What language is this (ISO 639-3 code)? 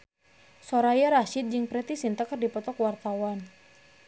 sun